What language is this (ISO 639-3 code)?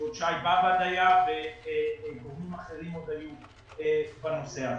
heb